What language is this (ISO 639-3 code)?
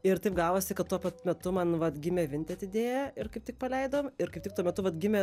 lit